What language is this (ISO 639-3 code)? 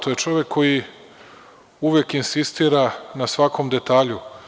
srp